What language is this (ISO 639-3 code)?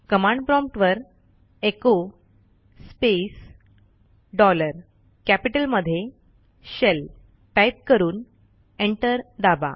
mar